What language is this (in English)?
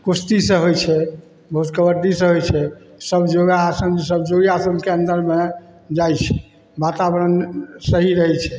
Maithili